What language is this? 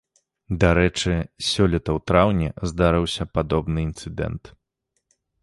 Belarusian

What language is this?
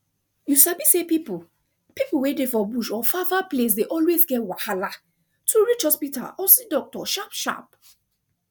Nigerian Pidgin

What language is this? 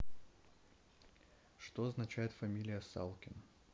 Russian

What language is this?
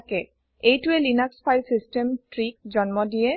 Assamese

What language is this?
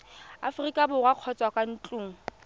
Tswana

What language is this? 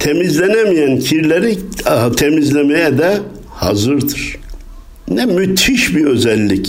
Turkish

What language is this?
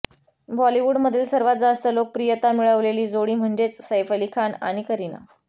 Marathi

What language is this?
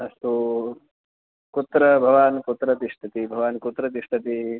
Sanskrit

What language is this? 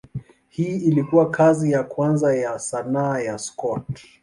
Swahili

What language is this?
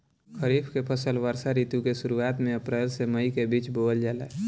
Bhojpuri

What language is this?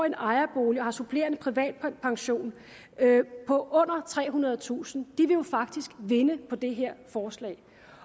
Danish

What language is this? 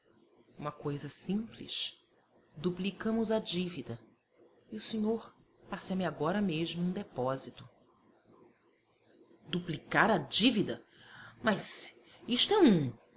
Portuguese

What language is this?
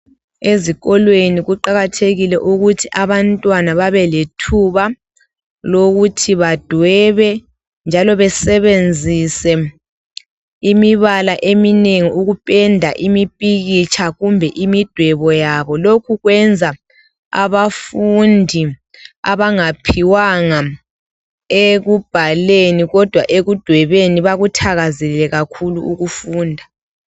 North Ndebele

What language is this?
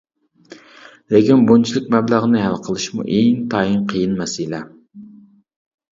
Uyghur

